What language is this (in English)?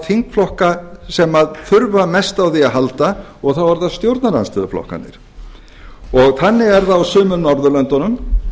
Icelandic